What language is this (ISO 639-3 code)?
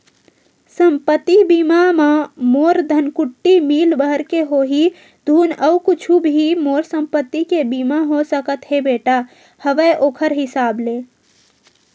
hne